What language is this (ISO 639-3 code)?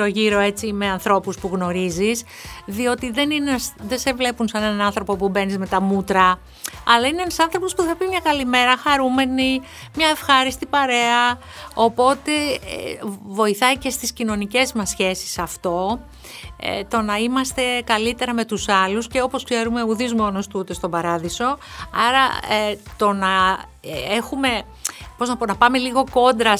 ell